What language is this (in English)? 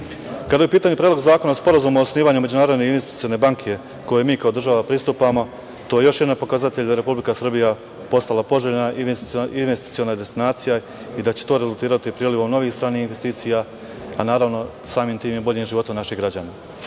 Serbian